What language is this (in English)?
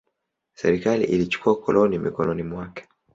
Swahili